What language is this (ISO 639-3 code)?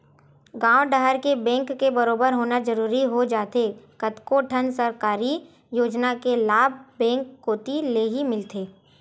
hne